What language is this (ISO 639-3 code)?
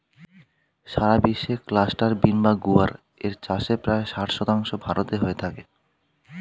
ben